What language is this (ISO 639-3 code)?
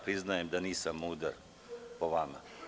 srp